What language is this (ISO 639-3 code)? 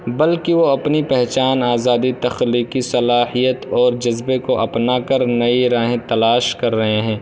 urd